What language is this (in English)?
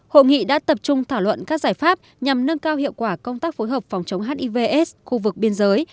Vietnamese